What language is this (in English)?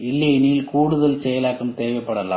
Tamil